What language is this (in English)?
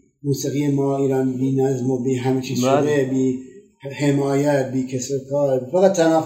Persian